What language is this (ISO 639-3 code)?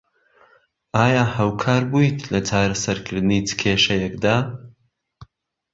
ckb